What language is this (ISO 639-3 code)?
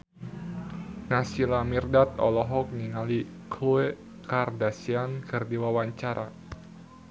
sun